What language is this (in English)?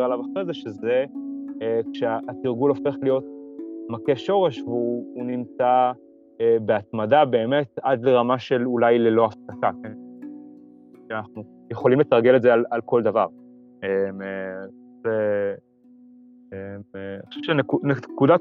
Hebrew